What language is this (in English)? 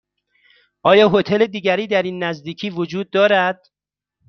Persian